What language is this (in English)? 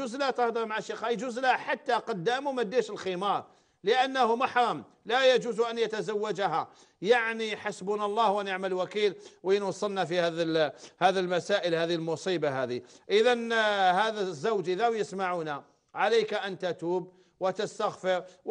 Arabic